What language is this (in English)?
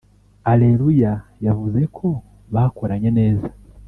Kinyarwanda